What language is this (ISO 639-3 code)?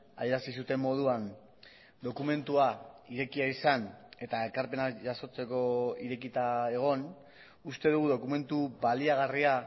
eus